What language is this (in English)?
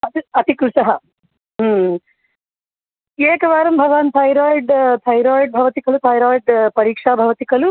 Sanskrit